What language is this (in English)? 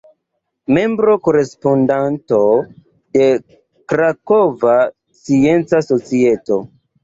Esperanto